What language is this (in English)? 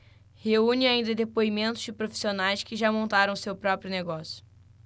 Portuguese